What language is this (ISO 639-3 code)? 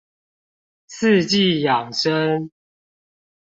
zho